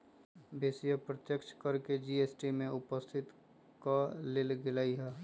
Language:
Magahi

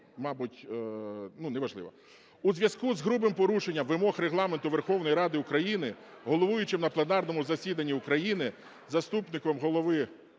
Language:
Ukrainian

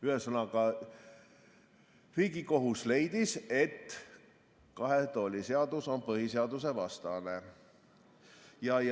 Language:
Estonian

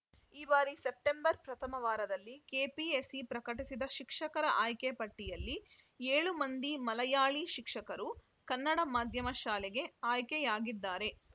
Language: Kannada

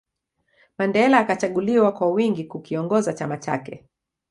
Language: Swahili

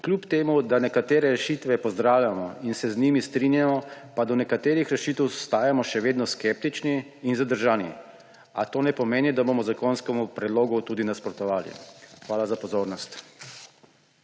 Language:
Slovenian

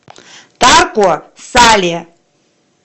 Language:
Russian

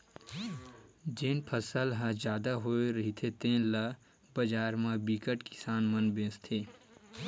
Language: Chhattisgarhi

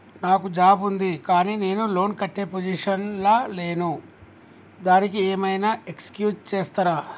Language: Telugu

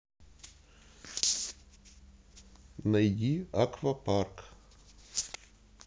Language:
Russian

